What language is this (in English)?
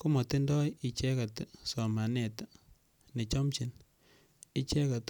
Kalenjin